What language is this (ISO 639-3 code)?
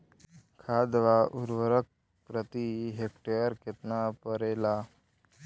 bho